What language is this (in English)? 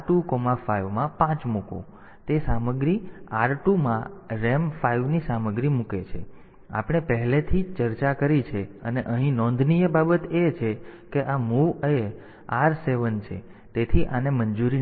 Gujarati